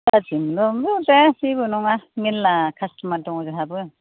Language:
Bodo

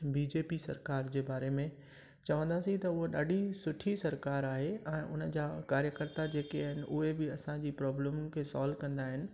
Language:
Sindhi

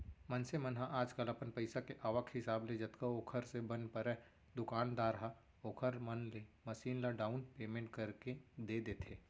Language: Chhattisgarhi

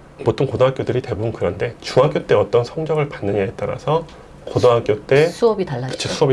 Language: Korean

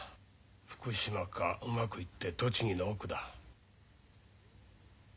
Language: Japanese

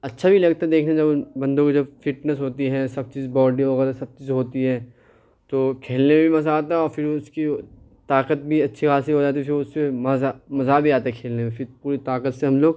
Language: Urdu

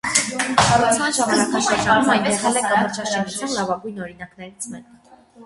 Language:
Armenian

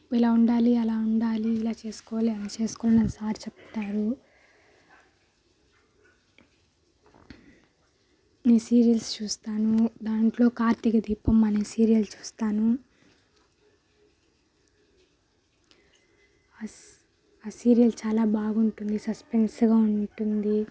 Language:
Telugu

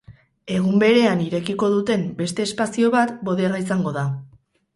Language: Basque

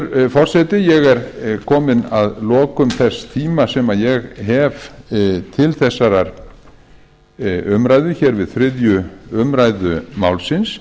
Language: Icelandic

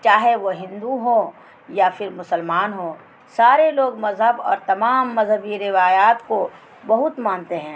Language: Urdu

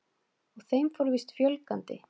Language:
Icelandic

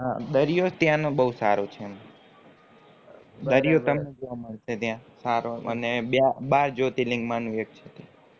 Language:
Gujarati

